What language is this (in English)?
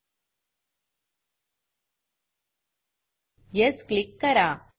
Marathi